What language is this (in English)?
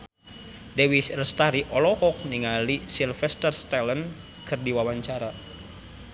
Sundanese